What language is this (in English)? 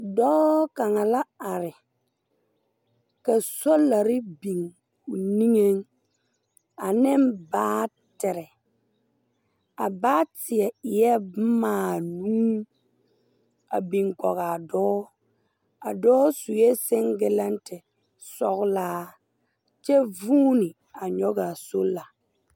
Southern Dagaare